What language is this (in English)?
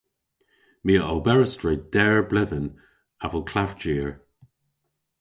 Cornish